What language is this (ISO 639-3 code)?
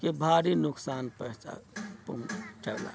mai